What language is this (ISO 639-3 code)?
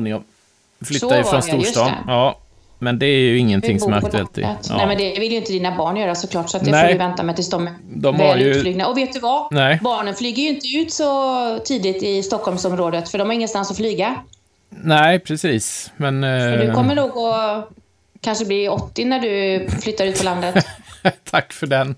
swe